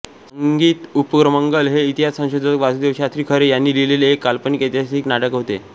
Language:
Marathi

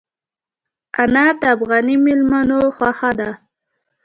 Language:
Pashto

